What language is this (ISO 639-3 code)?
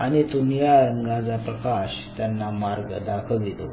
mar